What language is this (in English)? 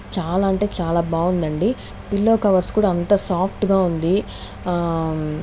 Telugu